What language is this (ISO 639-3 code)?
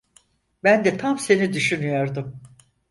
tur